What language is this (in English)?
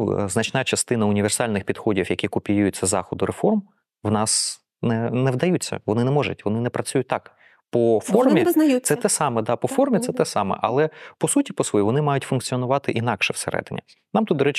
Ukrainian